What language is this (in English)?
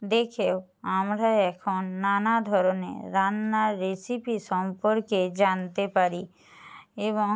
Bangla